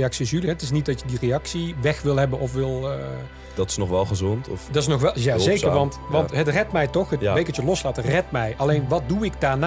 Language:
Dutch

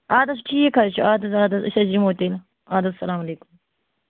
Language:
Kashmiri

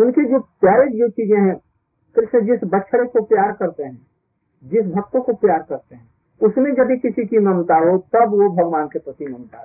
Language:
Hindi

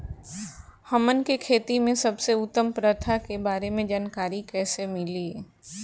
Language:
Bhojpuri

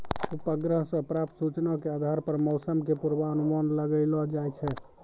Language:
Maithili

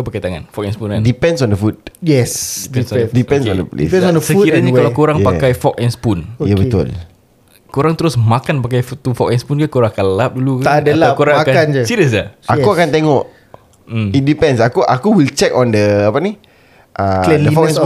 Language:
Malay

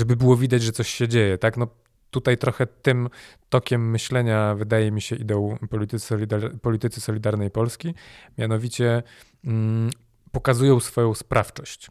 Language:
Polish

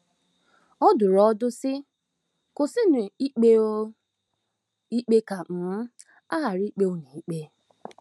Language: Igbo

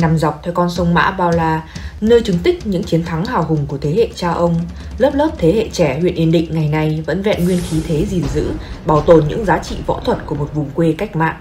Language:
Vietnamese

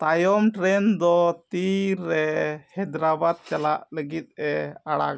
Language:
Santali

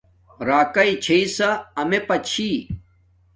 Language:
Domaaki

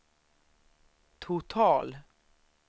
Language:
Swedish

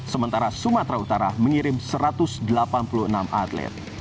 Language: Indonesian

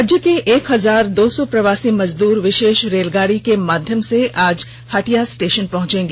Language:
Hindi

